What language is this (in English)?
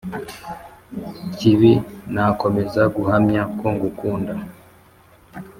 Kinyarwanda